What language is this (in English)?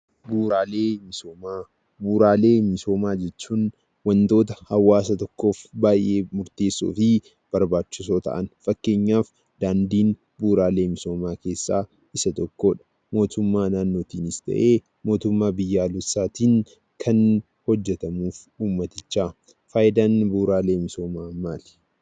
Oromo